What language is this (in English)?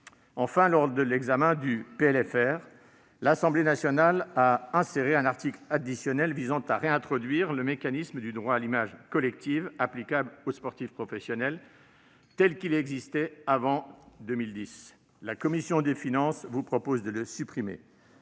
French